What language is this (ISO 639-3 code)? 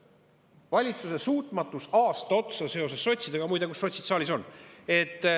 est